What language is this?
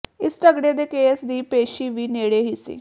Punjabi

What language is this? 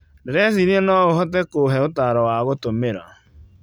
Kikuyu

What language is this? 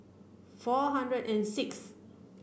English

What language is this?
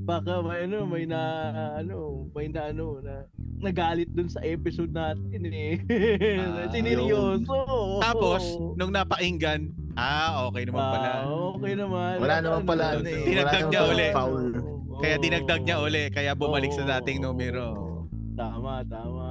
Filipino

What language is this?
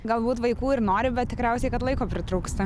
Lithuanian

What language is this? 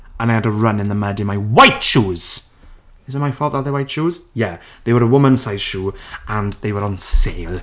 Welsh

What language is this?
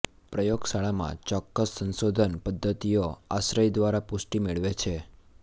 Gujarati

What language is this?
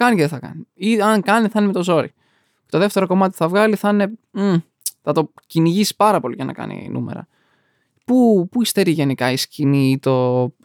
Greek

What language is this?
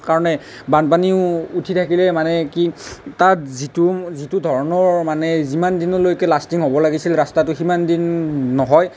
Assamese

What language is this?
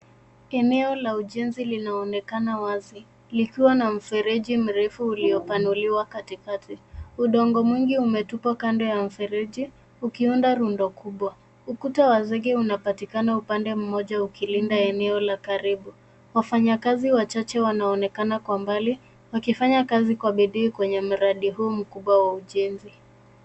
Swahili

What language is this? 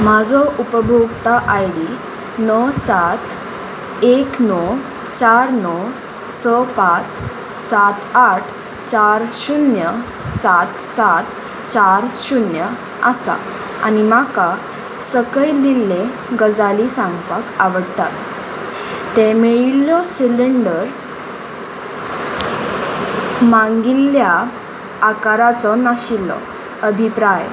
Konkani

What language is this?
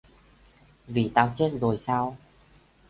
Vietnamese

